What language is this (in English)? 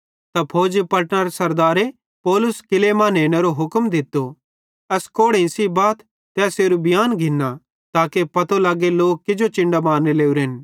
Bhadrawahi